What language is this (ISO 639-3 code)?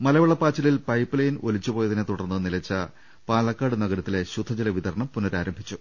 mal